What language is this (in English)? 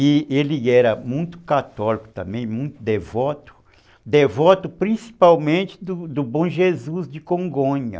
Portuguese